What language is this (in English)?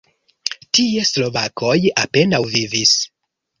Esperanto